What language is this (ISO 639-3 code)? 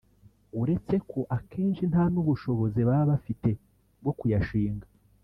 kin